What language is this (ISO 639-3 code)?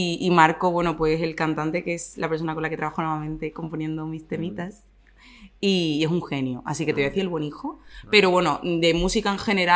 spa